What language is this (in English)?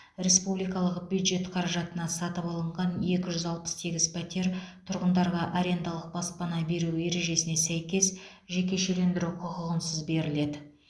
Kazakh